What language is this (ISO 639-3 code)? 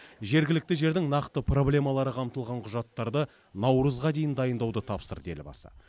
kaz